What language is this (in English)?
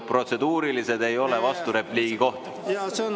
Estonian